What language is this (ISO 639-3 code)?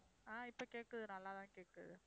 tam